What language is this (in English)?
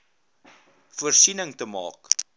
Afrikaans